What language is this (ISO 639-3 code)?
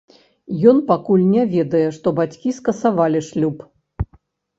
bel